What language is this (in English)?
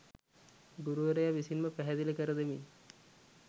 Sinhala